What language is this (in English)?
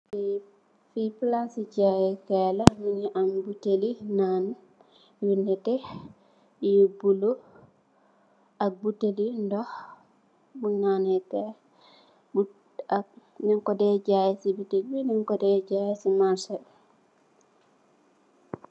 Wolof